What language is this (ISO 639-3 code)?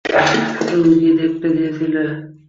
ben